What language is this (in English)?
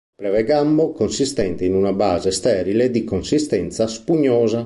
Italian